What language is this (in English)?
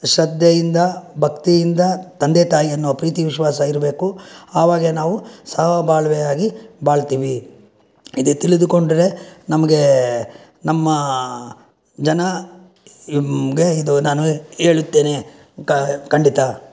Kannada